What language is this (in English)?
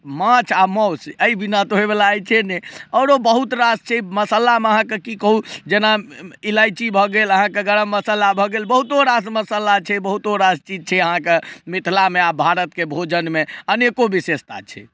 Maithili